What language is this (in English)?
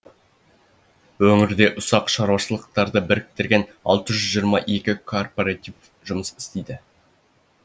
Kazakh